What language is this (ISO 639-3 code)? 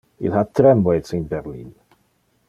ina